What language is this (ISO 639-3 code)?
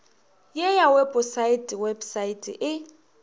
nso